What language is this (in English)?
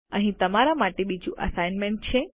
Gujarati